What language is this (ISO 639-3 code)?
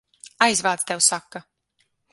lav